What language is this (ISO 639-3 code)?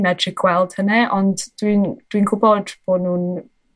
cym